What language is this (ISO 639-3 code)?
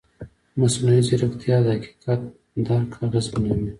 pus